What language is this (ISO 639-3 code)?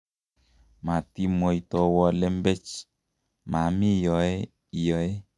kln